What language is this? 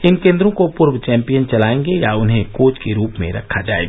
Hindi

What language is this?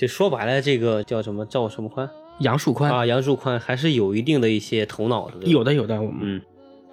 Chinese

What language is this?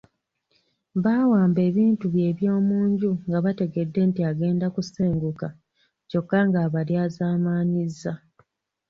Ganda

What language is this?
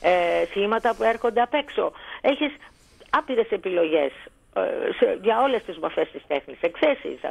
Greek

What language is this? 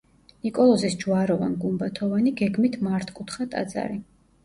Georgian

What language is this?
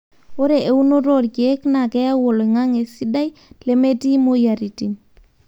Masai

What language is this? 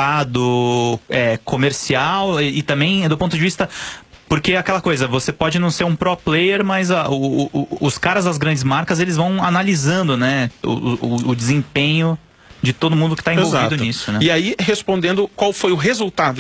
Portuguese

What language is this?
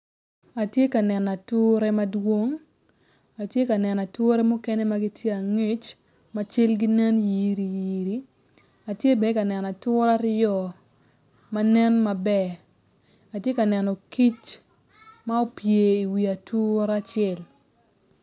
Acoli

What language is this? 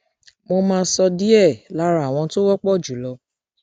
Yoruba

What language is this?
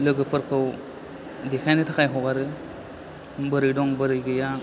Bodo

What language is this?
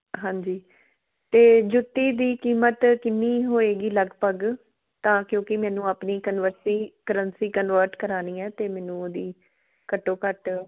Punjabi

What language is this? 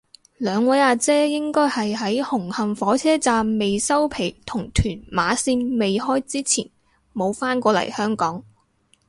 Cantonese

